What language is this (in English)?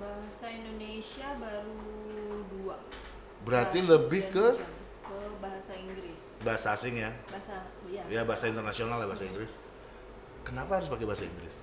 Indonesian